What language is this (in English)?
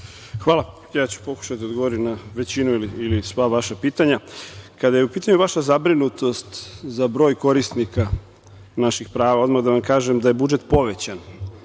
Serbian